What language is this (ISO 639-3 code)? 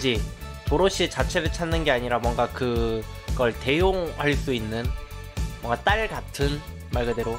kor